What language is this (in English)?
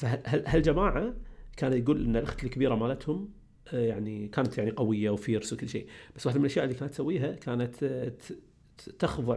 Arabic